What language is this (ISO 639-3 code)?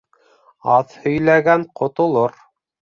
bak